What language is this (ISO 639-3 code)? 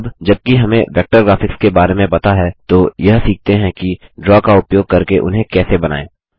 hin